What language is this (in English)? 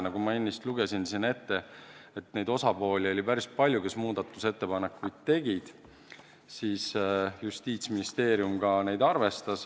Estonian